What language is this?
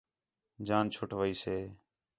Khetrani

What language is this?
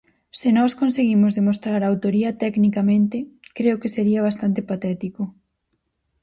Galician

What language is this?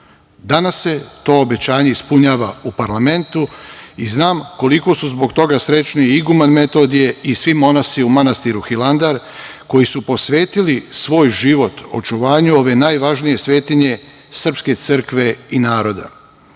Serbian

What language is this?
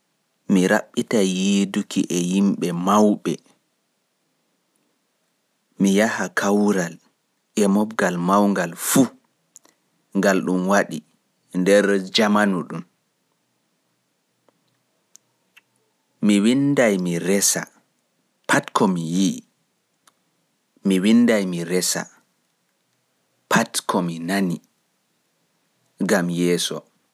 Pular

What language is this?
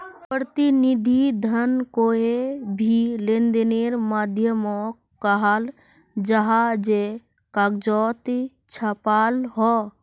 Magahi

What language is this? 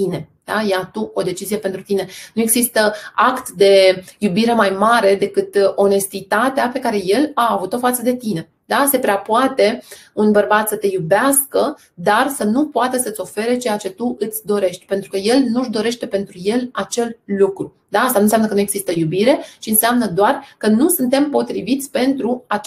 Romanian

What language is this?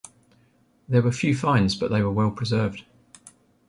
English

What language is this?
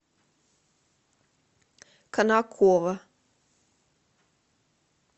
Russian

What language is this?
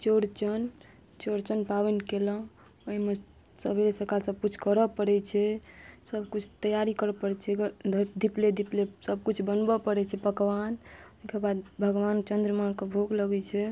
Maithili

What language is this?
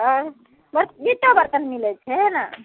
Maithili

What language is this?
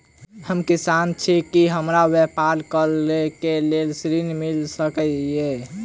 Maithili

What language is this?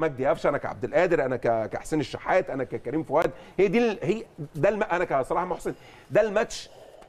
Arabic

